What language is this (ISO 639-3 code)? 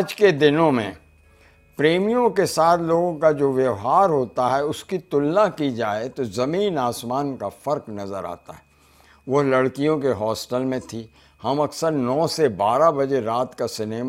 hin